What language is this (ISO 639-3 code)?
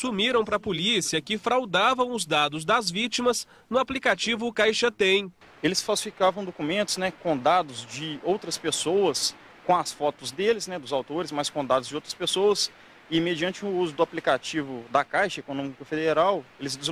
por